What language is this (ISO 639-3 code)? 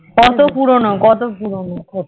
ben